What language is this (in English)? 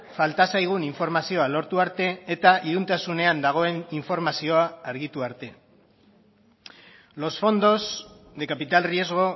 Basque